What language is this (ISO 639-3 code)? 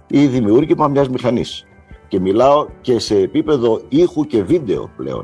ell